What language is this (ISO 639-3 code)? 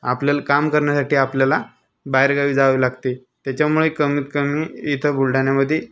mar